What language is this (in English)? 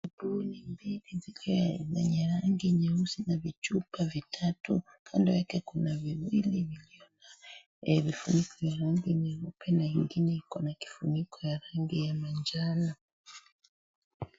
Swahili